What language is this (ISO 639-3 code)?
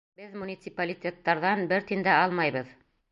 bak